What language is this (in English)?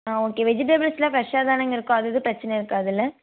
Tamil